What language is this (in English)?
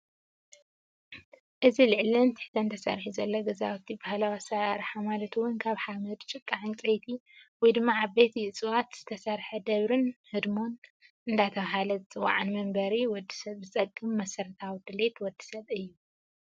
Tigrinya